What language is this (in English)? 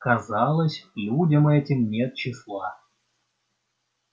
Russian